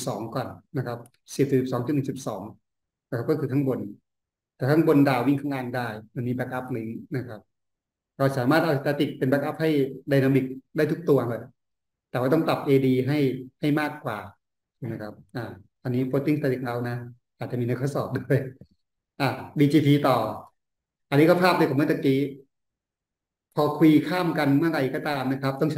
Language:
Thai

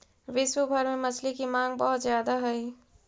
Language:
Magahi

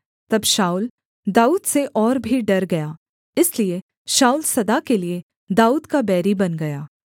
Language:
Hindi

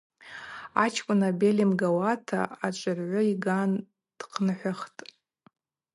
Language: Abaza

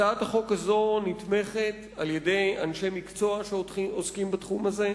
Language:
Hebrew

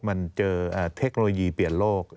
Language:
Thai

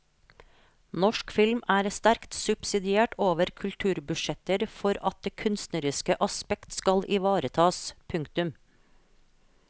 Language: Norwegian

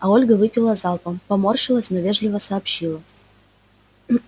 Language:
Russian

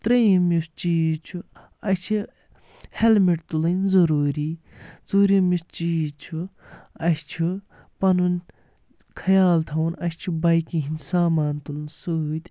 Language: Kashmiri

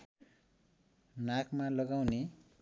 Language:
Nepali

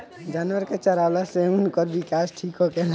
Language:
Bhojpuri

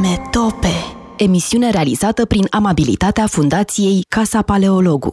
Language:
Romanian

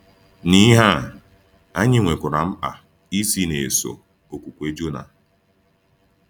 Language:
Igbo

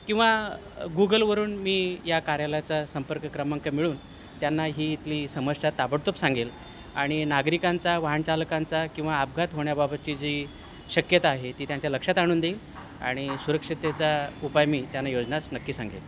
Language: Marathi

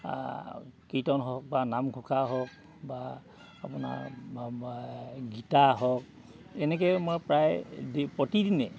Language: Assamese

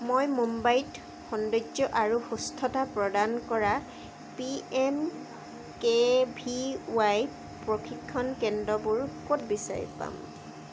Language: Assamese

